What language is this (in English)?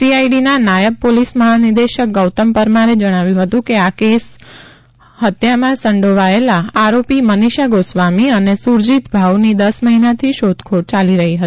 Gujarati